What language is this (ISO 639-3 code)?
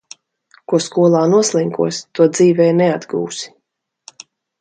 lav